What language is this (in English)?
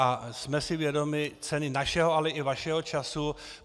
Czech